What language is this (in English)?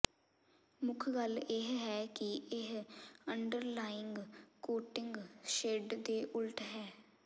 Punjabi